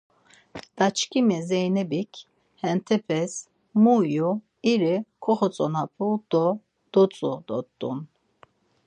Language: Laz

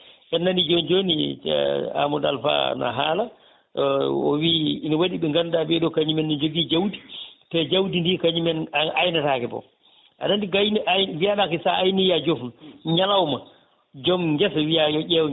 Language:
Fula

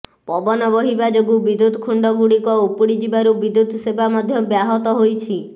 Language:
Odia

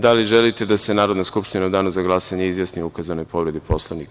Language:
Serbian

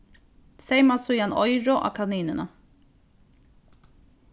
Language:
Faroese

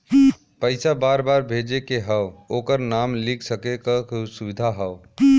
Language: Bhojpuri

